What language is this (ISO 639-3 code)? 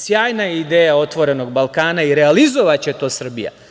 srp